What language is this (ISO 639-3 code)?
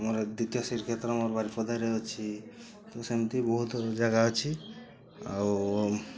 ori